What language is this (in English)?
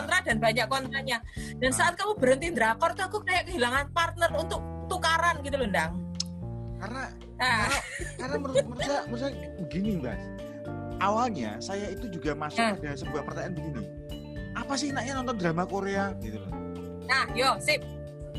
Indonesian